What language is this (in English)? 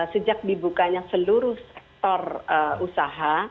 Indonesian